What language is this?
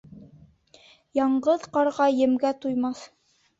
Bashkir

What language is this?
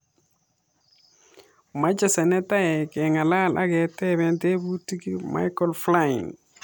Kalenjin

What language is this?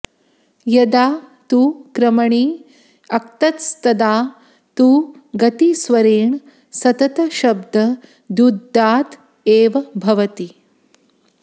Sanskrit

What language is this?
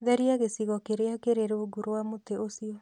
Kikuyu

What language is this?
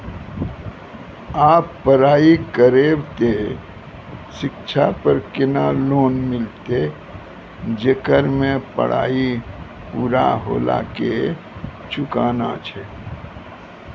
Maithili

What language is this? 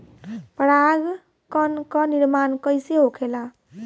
Bhojpuri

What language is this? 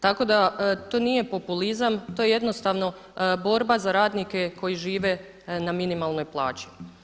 Croatian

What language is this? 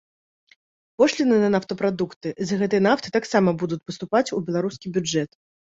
Belarusian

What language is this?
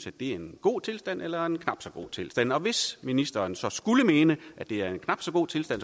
Danish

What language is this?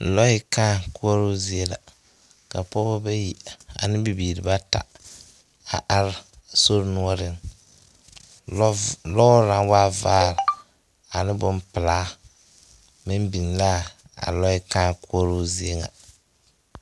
Southern Dagaare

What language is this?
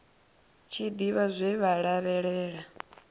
Venda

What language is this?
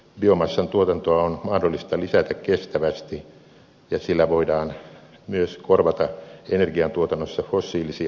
Finnish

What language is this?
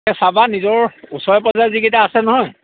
Assamese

